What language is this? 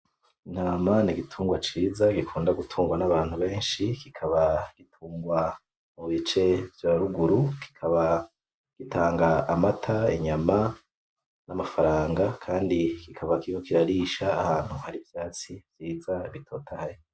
Rundi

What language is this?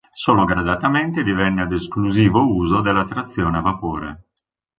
Italian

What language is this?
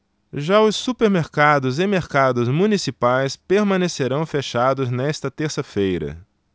Portuguese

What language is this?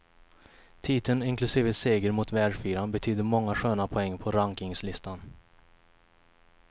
Swedish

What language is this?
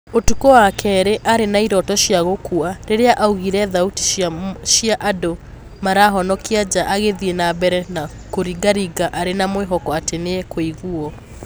Kikuyu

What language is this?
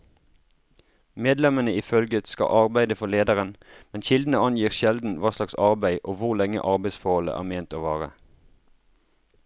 Norwegian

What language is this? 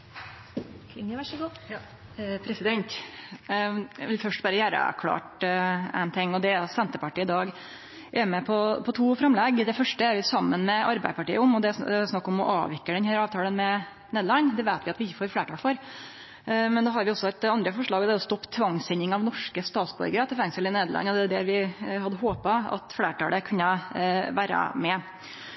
Norwegian Nynorsk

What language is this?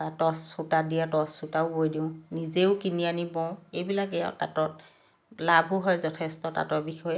Assamese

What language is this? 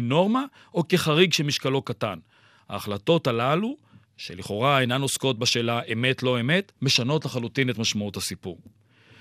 Hebrew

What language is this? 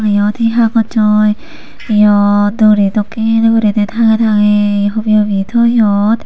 Chakma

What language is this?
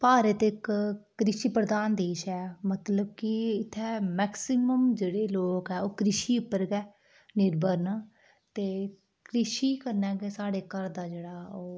Dogri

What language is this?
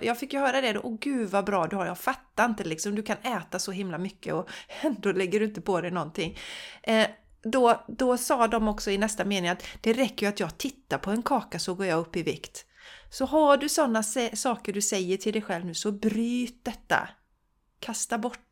Swedish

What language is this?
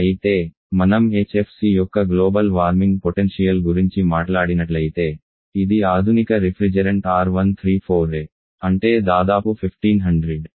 Telugu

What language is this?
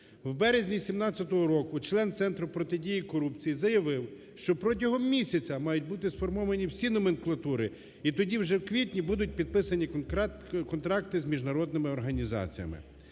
Ukrainian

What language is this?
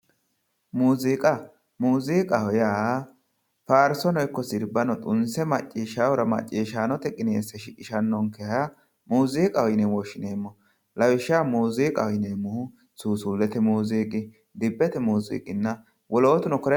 Sidamo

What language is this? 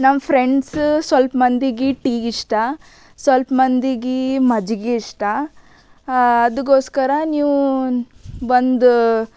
Kannada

